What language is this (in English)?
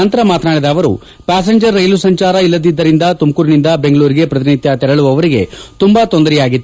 Kannada